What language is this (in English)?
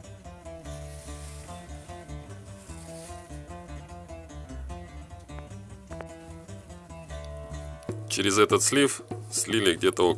Russian